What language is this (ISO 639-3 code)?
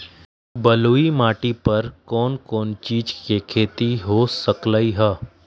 mag